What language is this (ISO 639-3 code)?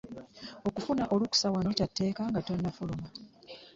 lug